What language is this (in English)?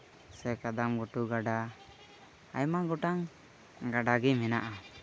Santali